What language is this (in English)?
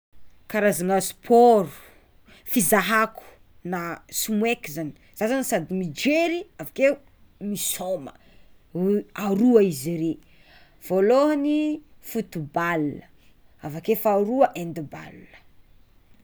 Tsimihety Malagasy